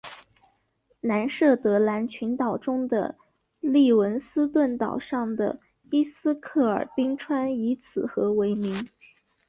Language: Chinese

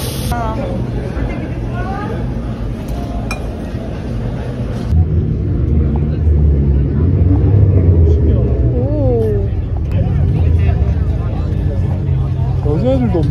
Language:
Korean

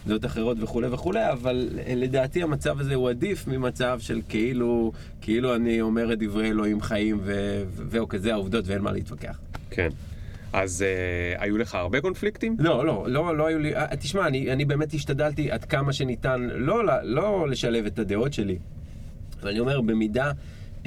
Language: Hebrew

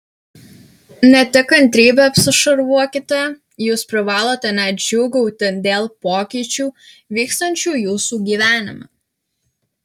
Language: Lithuanian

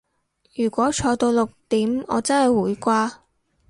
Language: Cantonese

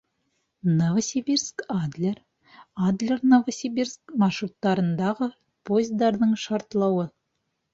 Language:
Bashkir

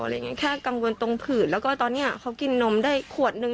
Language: Thai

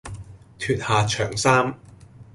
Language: Cantonese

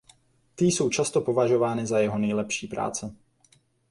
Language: Czech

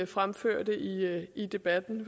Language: Danish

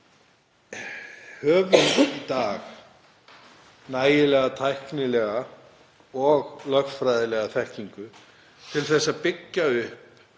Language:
Icelandic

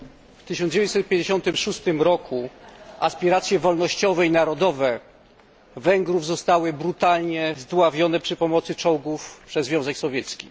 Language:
Polish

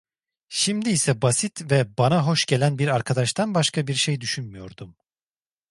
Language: Turkish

